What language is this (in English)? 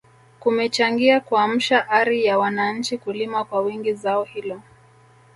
Swahili